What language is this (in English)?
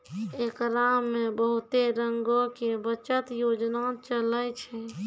Maithili